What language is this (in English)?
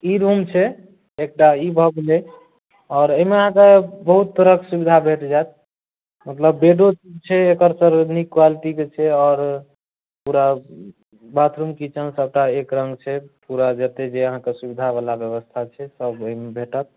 Maithili